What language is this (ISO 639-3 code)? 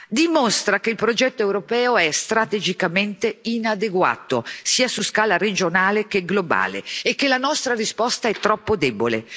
ita